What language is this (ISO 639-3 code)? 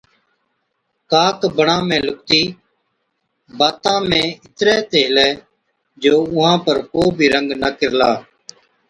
odk